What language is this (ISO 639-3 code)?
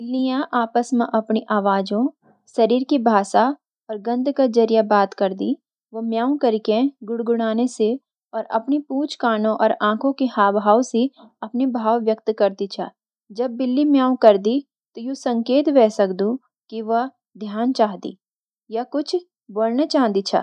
gbm